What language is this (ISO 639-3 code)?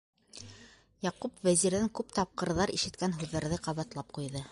bak